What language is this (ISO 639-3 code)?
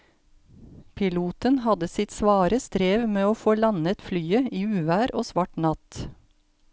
nor